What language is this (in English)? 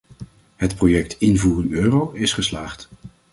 Dutch